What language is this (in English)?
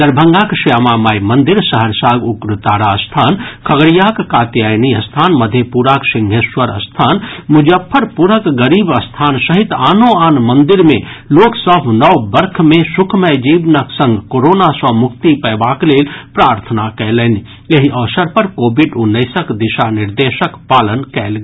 Maithili